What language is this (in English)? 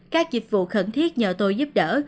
Vietnamese